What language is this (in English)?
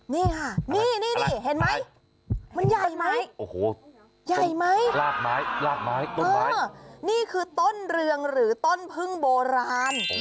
Thai